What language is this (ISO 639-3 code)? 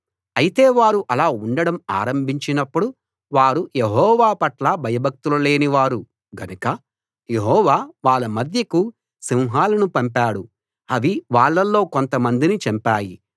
tel